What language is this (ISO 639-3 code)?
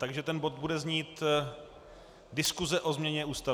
ces